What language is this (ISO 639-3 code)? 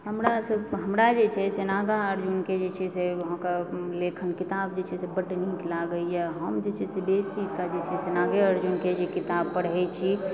mai